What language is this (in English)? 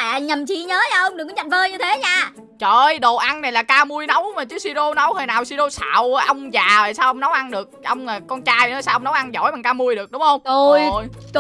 Vietnamese